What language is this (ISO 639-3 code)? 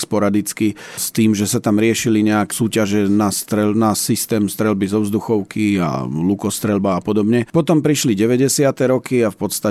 slk